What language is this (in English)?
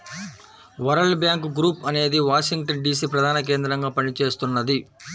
Telugu